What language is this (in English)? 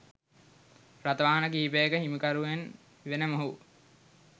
Sinhala